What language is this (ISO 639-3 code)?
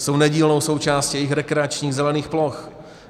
ces